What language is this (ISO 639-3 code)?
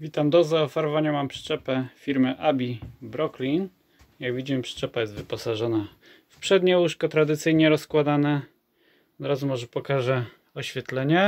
pol